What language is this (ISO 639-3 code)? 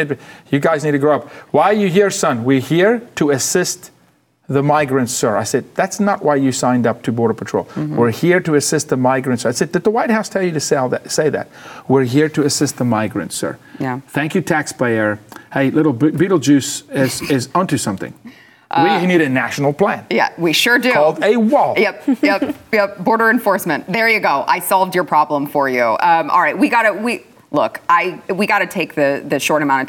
eng